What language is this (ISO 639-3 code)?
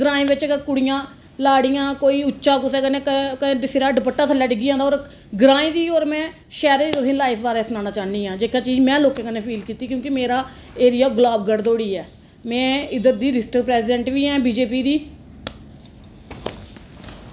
doi